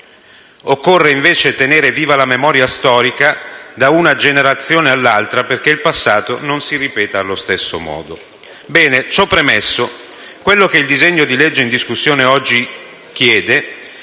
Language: Italian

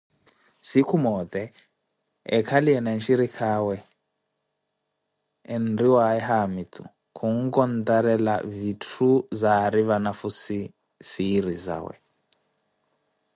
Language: Koti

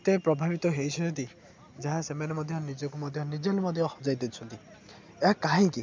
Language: Odia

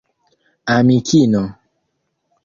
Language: Esperanto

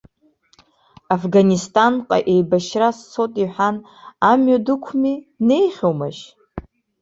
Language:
Abkhazian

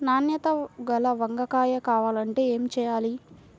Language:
Telugu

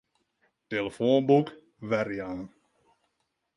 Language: Western Frisian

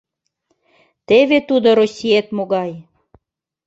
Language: Mari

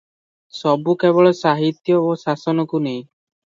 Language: Odia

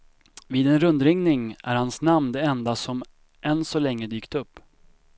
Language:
Swedish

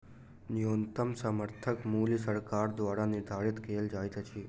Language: Maithili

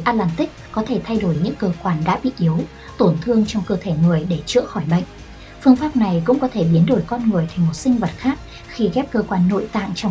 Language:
Vietnamese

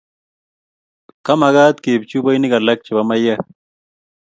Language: Kalenjin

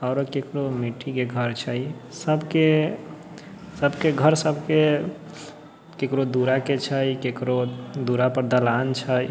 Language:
Maithili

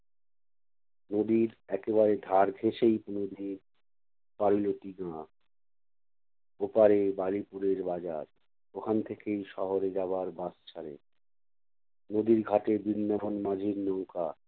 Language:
Bangla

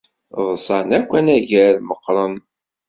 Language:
Kabyle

